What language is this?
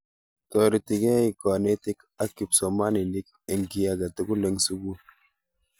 Kalenjin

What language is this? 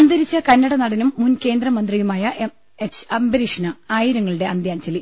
Malayalam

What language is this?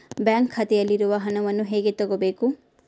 Kannada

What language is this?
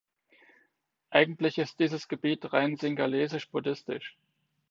German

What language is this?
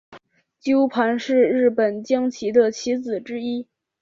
Chinese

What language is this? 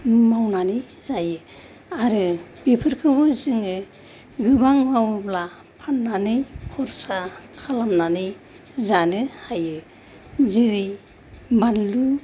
Bodo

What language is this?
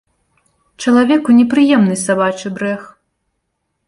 Belarusian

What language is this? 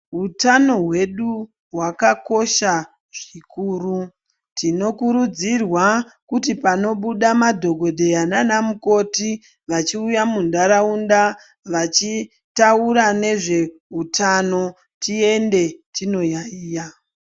Ndau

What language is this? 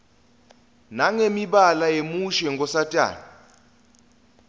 Swati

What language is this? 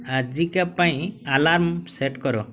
Odia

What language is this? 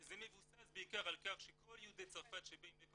Hebrew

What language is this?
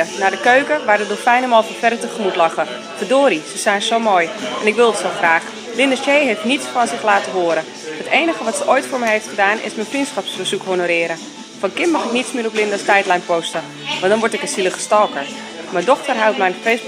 Dutch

